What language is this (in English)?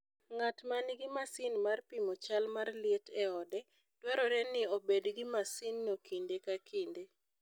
Luo (Kenya and Tanzania)